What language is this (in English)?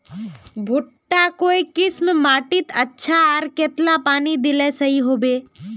Magahi